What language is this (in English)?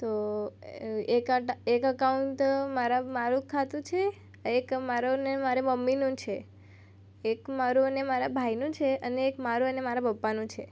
Gujarati